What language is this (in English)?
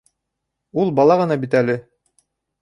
Bashkir